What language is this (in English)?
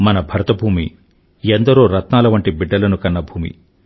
Telugu